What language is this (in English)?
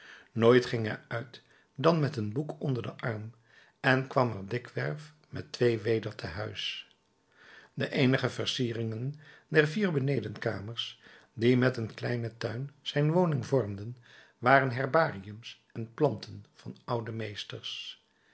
Dutch